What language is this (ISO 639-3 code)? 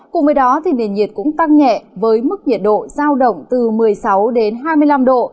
vie